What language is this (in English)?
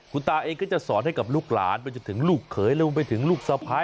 Thai